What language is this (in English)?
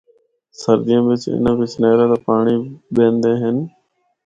Northern Hindko